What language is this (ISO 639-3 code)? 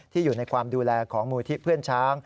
tha